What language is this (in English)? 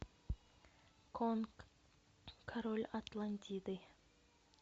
Russian